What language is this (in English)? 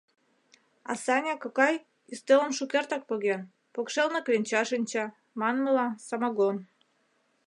Mari